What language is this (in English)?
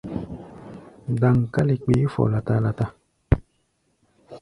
Gbaya